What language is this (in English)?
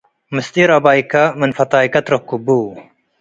Tigre